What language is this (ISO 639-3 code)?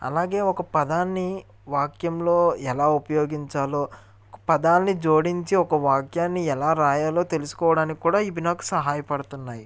tel